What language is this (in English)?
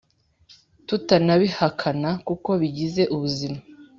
Kinyarwanda